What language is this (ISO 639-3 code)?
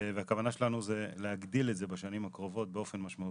heb